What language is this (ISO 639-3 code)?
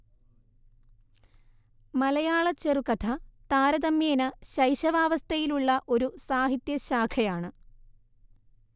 mal